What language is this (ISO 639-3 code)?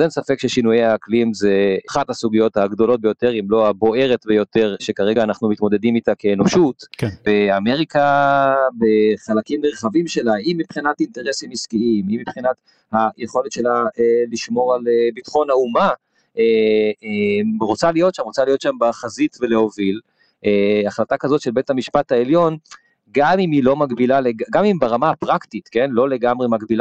heb